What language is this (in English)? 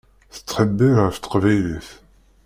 Kabyle